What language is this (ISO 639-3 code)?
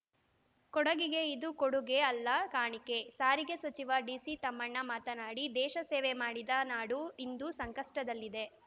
kan